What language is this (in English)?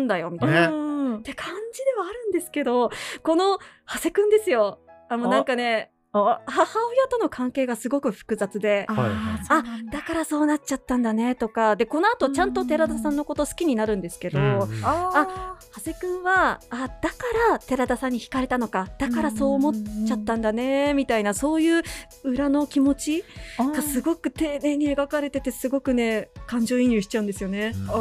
Japanese